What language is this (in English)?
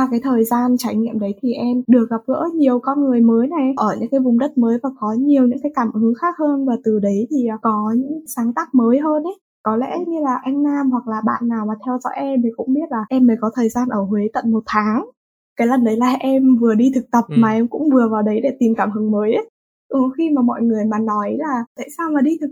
Vietnamese